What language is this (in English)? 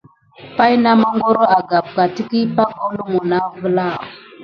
Gidar